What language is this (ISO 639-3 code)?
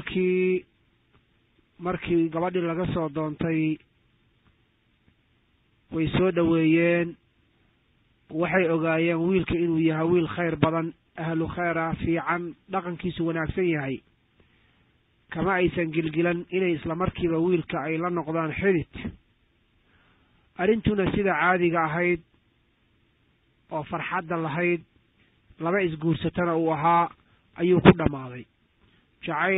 ara